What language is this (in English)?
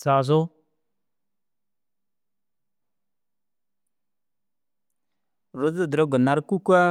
Dazaga